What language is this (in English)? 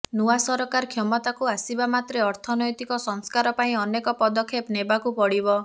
Odia